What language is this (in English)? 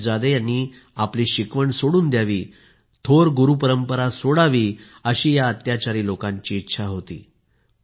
Marathi